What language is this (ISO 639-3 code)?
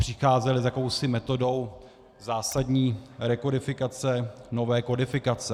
ces